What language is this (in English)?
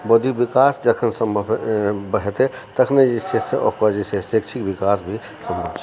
Maithili